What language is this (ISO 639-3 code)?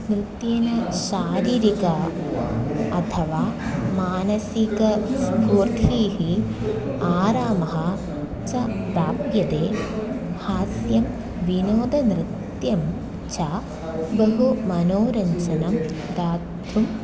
san